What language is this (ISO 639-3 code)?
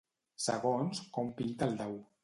cat